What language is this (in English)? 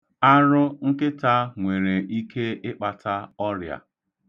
Igbo